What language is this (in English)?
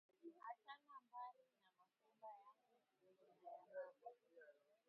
Swahili